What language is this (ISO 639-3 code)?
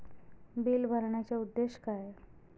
mar